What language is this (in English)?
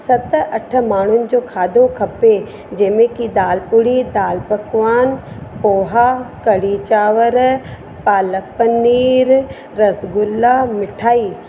Sindhi